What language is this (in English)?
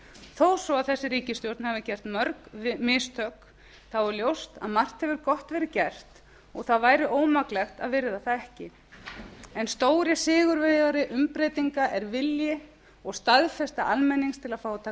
Icelandic